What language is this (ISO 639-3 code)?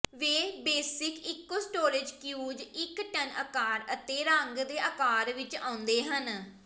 pan